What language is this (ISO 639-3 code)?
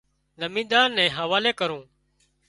kxp